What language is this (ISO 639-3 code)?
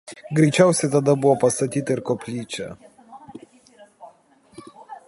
lit